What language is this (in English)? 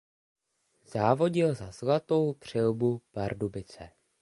Czech